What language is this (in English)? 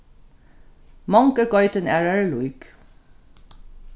Faroese